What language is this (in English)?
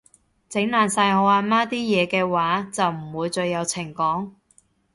Cantonese